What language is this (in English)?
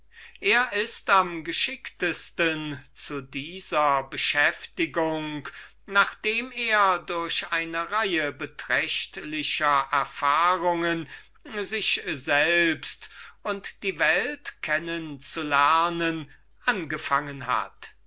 German